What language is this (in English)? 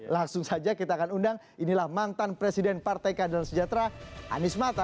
Indonesian